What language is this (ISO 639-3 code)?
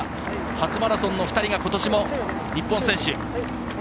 jpn